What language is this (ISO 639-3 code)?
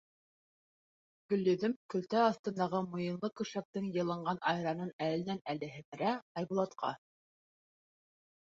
bak